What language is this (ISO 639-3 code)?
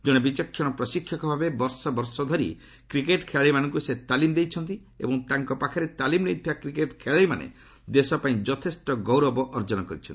ori